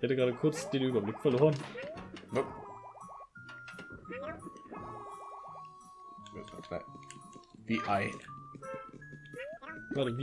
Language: German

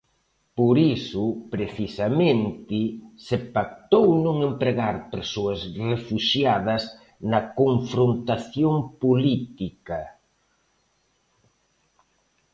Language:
Galician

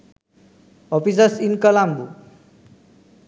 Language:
Sinhala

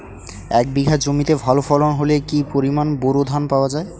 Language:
Bangla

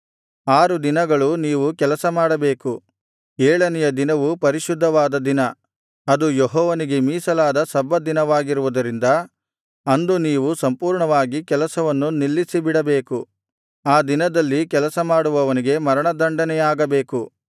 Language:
Kannada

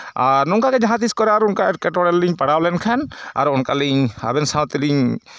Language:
Santali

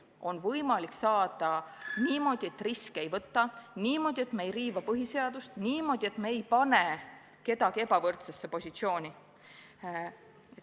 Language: Estonian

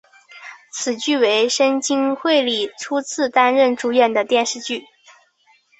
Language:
Chinese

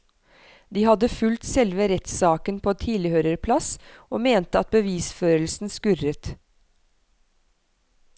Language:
Norwegian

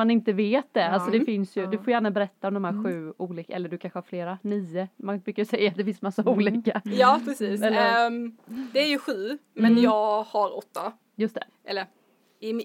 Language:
Swedish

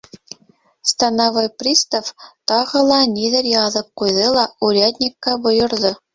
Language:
Bashkir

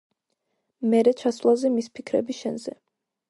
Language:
Georgian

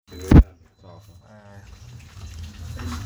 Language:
Masai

